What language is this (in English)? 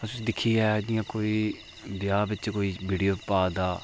Dogri